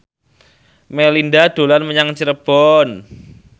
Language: Javanese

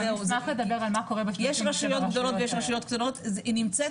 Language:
Hebrew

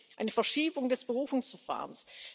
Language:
German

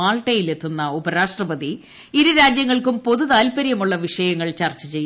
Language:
Malayalam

